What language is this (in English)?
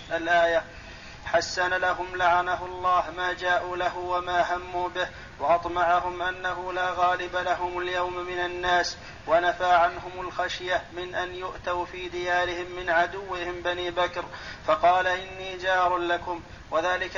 Arabic